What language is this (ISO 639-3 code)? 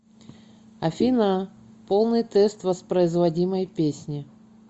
rus